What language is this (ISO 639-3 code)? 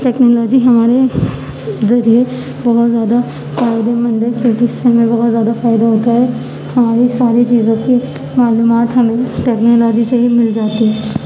urd